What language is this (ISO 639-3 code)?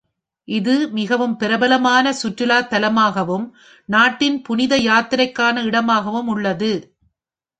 tam